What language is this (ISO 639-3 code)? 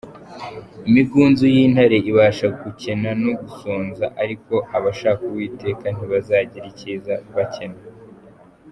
kin